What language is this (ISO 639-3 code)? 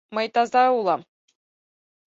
chm